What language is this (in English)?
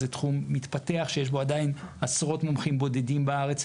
Hebrew